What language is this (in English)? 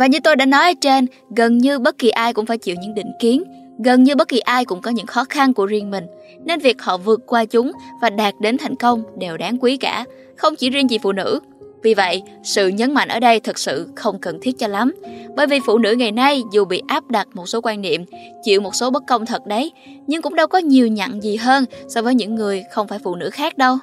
Vietnamese